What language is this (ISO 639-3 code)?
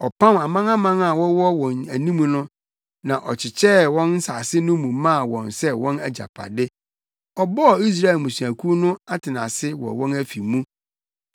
aka